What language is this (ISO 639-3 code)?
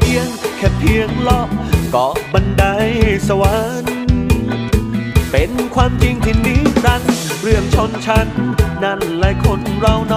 tha